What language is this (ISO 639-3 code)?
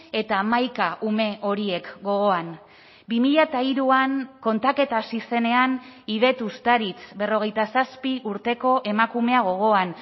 eus